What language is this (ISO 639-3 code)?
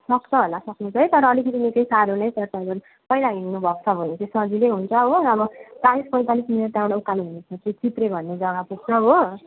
nep